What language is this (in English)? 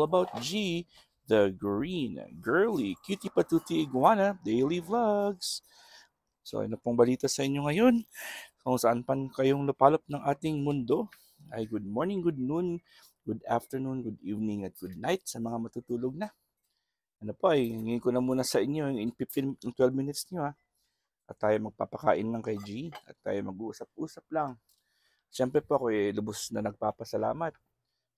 Filipino